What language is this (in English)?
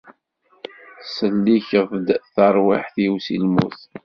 Kabyle